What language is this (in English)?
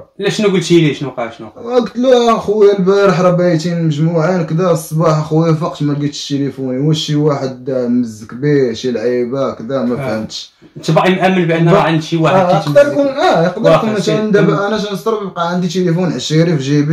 Arabic